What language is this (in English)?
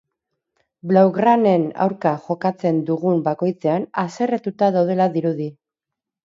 Basque